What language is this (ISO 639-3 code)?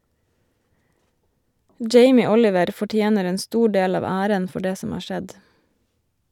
nor